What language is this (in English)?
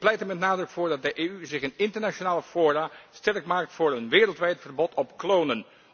Dutch